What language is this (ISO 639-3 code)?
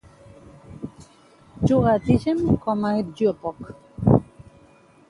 cat